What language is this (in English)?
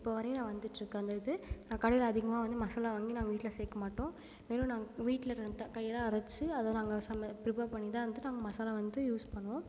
Tamil